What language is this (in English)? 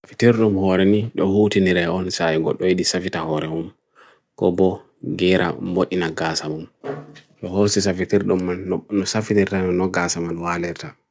Bagirmi Fulfulde